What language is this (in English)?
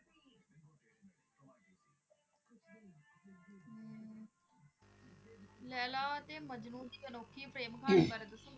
Punjabi